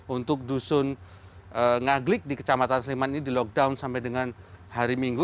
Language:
Indonesian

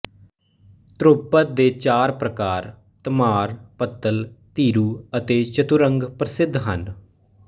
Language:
Punjabi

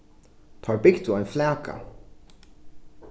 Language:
Faroese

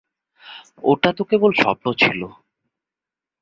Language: Bangla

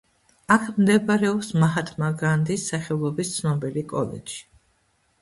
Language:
Georgian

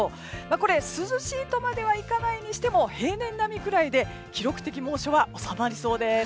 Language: Japanese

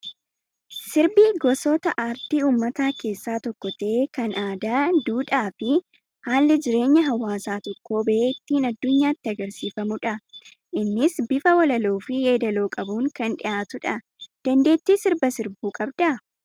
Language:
Oromo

